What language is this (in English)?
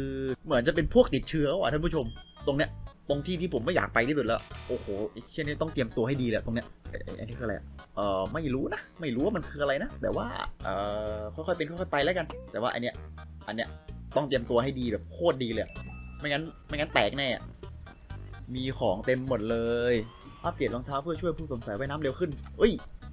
Thai